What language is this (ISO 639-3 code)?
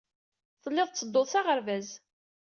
kab